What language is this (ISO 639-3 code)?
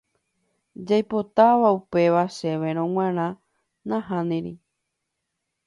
grn